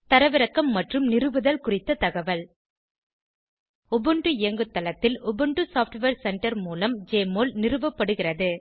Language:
Tamil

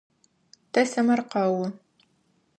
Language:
Adyghe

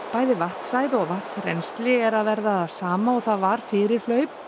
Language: Icelandic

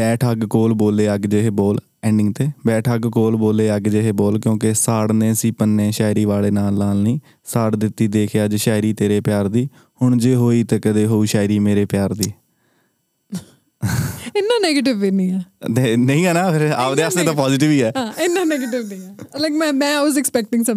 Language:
Punjabi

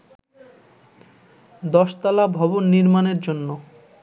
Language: Bangla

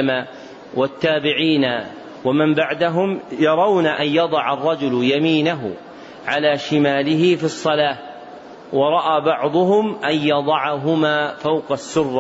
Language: Arabic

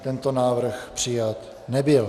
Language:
Czech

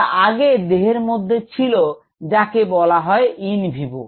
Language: Bangla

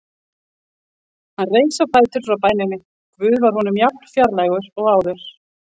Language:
Icelandic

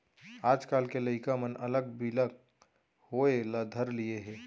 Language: Chhattisgarhi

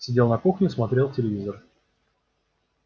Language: Russian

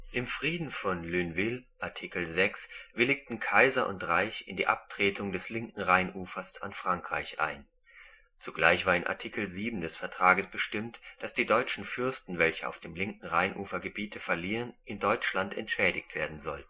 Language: German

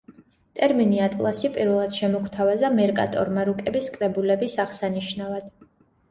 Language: Georgian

